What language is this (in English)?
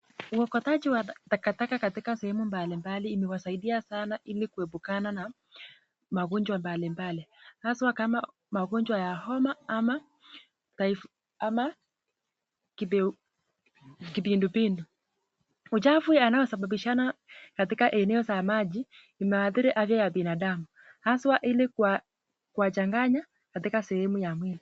Swahili